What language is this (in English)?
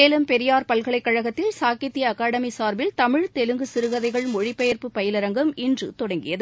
Tamil